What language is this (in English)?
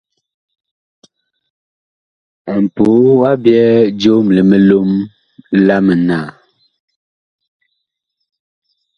Bakoko